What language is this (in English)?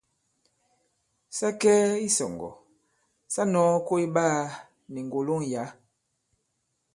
Bankon